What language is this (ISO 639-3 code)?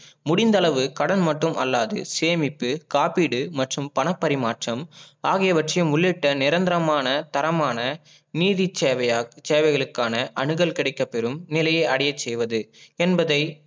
tam